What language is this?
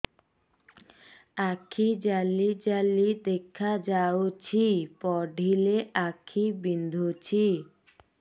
Odia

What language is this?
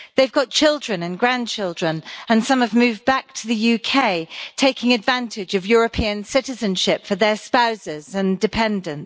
English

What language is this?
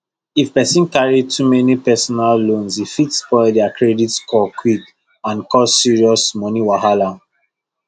Nigerian Pidgin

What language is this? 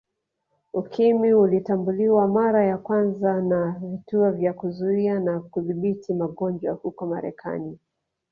Swahili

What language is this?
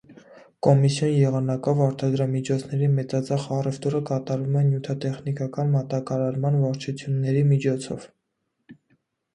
Armenian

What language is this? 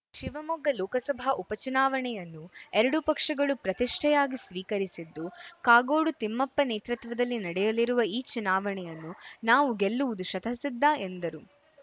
Kannada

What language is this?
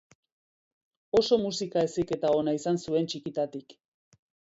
Basque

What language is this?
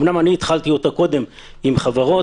Hebrew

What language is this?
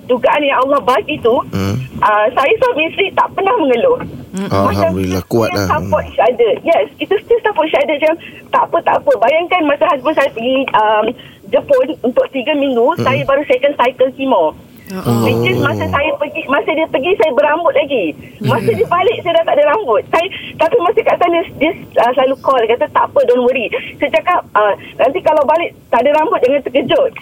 Malay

